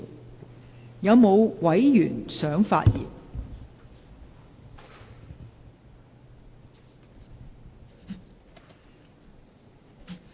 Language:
Cantonese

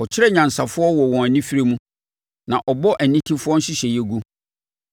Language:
Akan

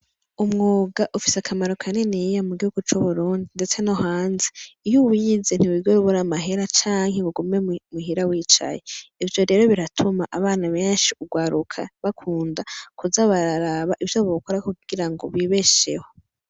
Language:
Rundi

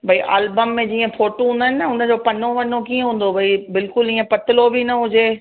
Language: Sindhi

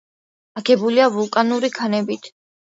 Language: Georgian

